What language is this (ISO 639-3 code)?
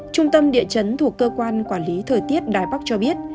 vie